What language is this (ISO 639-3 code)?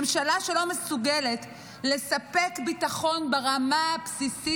heb